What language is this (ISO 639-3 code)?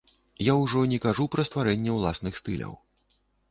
bel